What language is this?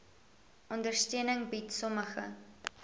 Afrikaans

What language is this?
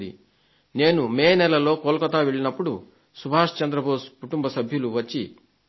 Telugu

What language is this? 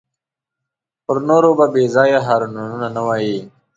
Pashto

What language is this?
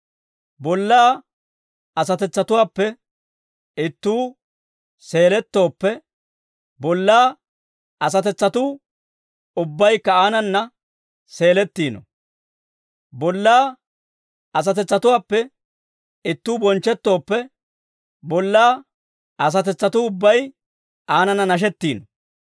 Dawro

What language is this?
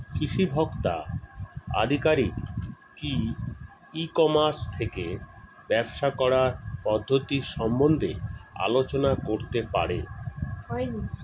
Bangla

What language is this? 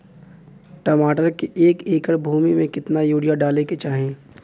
Bhojpuri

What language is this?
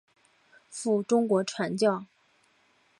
Chinese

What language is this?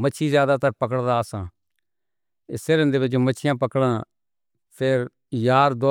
Northern Hindko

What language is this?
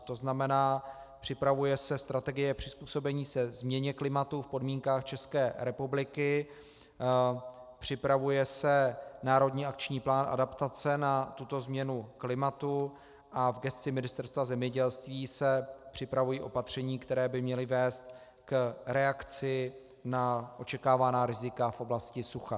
Czech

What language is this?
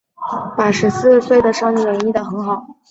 Chinese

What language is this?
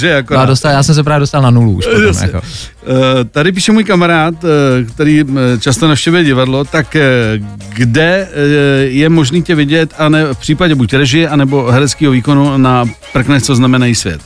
Czech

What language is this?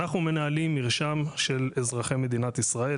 Hebrew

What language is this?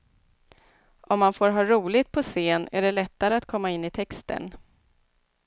Swedish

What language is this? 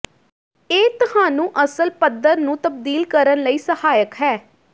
Punjabi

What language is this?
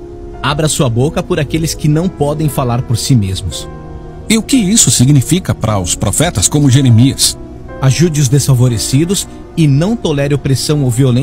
Portuguese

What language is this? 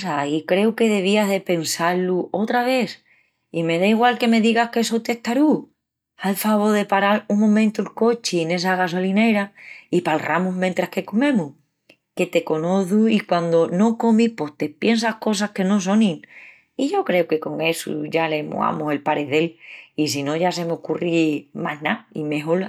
Extremaduran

